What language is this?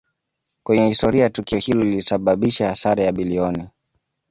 Swahili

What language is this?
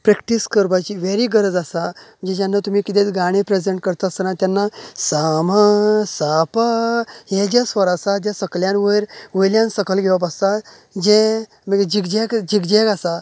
Konkani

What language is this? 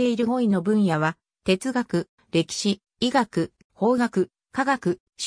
Japanese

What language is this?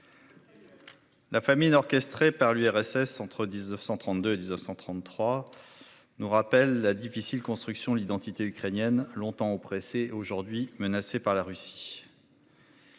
French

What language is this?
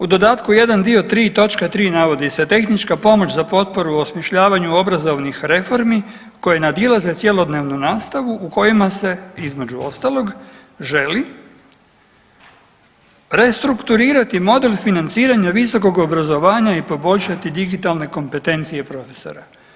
Croatian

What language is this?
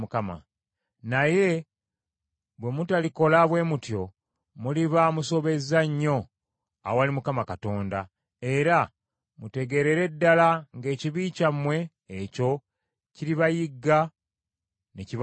Ganda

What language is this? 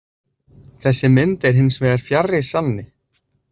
Icelandic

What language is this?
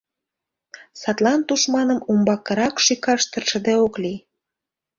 Mari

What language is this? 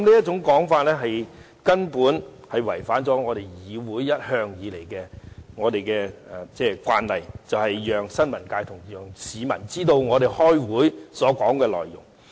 Cantonese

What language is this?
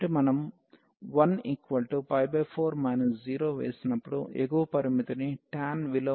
Telugu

